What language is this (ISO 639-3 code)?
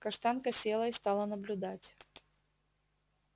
rus